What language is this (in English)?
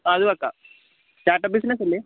Malayalam